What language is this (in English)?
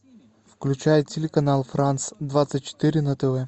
Russian